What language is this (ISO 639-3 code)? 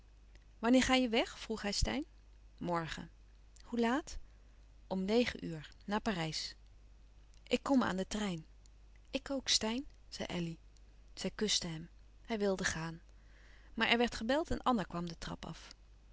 nld